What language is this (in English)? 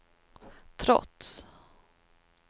Swedish